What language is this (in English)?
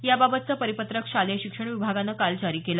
Marathi